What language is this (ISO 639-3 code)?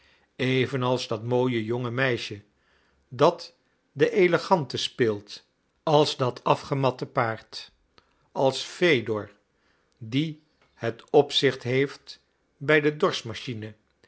nld